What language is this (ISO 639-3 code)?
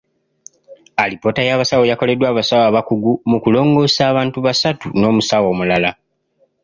lug